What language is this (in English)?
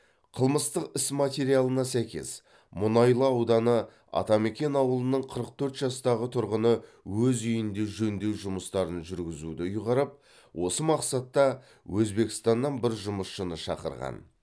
Kazakh